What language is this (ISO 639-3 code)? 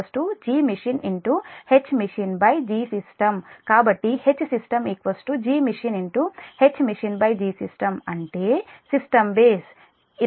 tel